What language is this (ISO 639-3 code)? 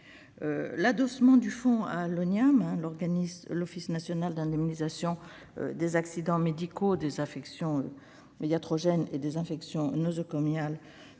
fra